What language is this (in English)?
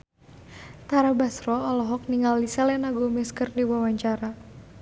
Sundanese